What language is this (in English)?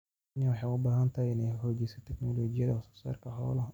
Somali